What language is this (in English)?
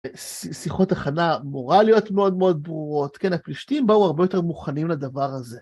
Hebrew